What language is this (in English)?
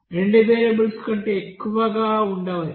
Telugu